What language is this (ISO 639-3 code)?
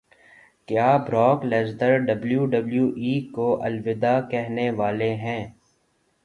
urd